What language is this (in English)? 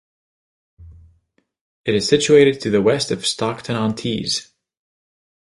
English